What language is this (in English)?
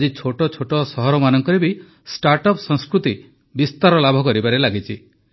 Odia